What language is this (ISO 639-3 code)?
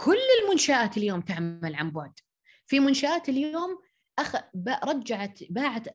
ara